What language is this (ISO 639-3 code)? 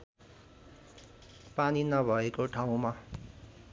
nep